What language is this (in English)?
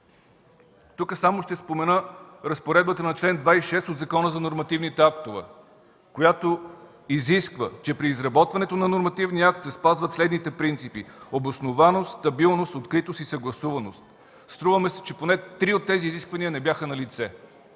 Bulgarian